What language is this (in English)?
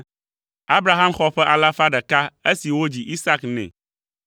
Ewe